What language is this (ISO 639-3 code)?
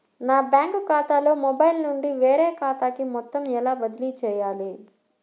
tel